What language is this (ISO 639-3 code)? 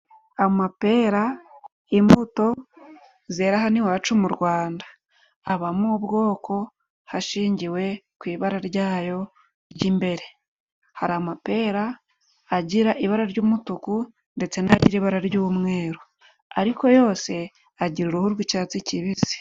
kin